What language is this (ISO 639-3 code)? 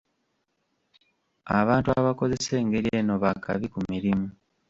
lug